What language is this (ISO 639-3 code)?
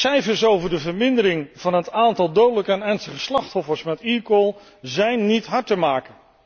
nld